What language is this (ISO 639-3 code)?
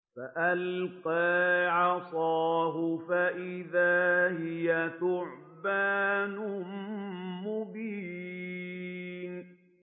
ara